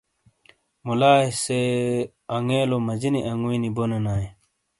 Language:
Shina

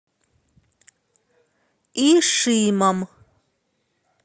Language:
Russian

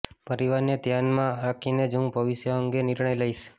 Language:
Gujarati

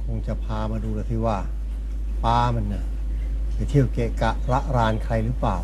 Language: Thai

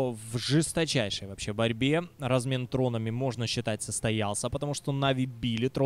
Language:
Russian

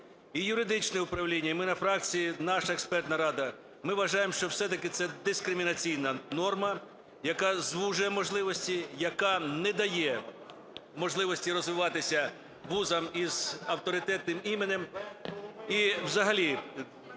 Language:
Ukrainian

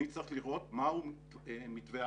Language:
Hebrew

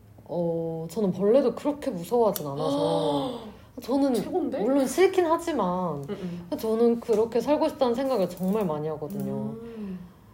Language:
Korean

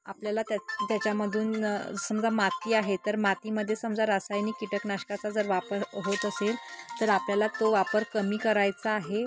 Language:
Marathi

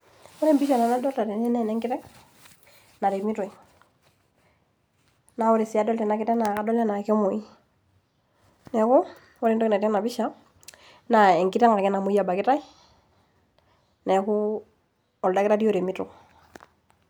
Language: Masai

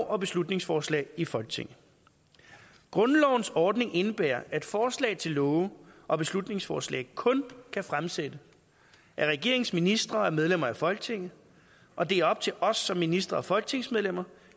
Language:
Danish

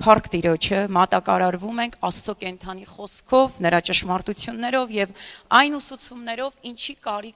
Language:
Romanian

